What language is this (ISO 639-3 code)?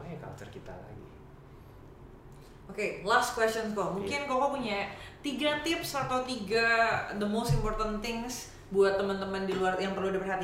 ind